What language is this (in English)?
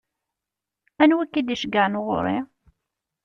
Kabyle